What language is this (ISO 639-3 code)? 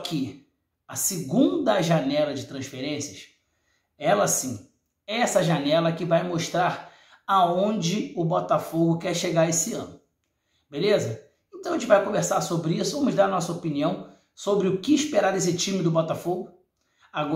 por